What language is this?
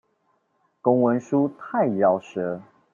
Chinese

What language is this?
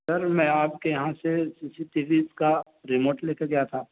Urdu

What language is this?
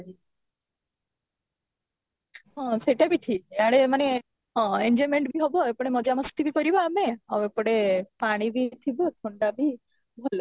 Odia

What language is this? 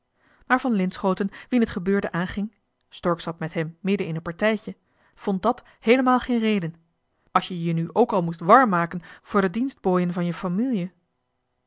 Dutch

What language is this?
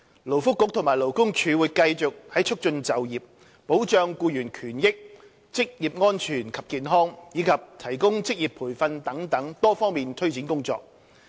Cantonese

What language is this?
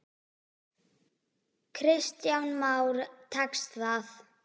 Icelandic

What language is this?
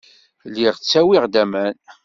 Kabyle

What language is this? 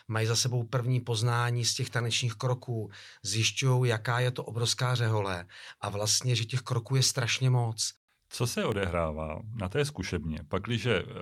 Czech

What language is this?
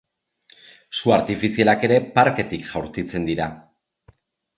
Basque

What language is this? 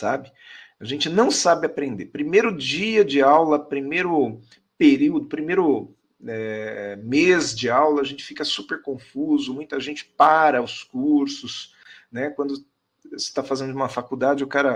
Portuguese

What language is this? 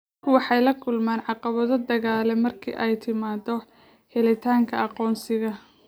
Somali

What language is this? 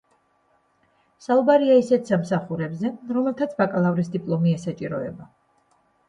Georgian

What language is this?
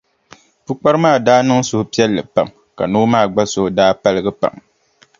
Dagbani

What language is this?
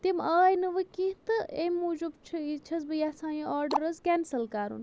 Kashmiri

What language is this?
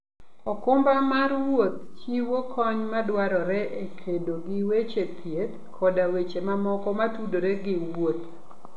Luo (Kenya and Tanzania)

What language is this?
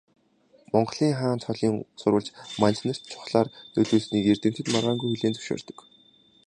Mongolian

